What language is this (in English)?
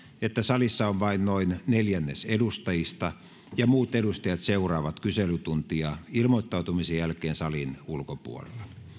Finnish